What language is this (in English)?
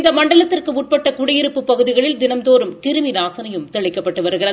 Tamil